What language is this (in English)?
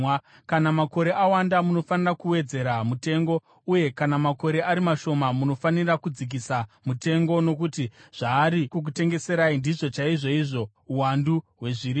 Shona